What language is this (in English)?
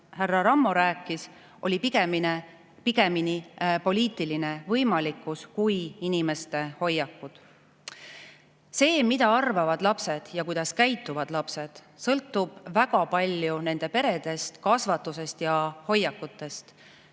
Estonian